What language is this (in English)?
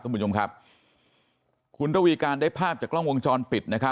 Thai